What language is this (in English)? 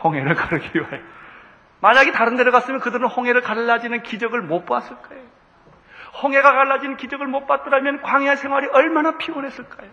Korean